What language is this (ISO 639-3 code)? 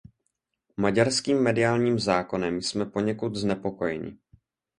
ces